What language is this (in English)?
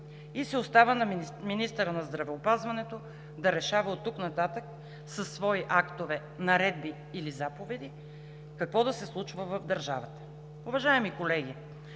Bulgarian